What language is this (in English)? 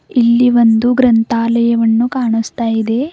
Kannada